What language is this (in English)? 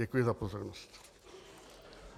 Czech